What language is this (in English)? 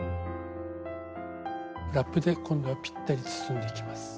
Japanese